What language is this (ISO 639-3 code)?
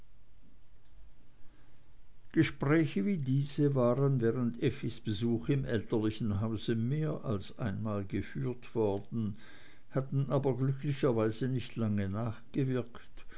deu